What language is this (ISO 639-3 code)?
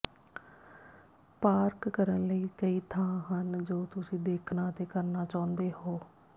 pan